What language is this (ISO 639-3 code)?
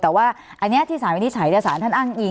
tha